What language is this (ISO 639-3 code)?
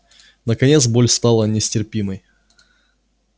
rus